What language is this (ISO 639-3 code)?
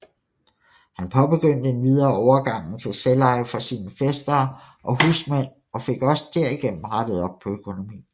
dan